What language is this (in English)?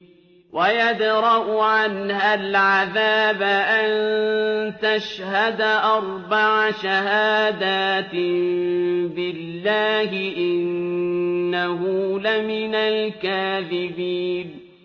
Arabic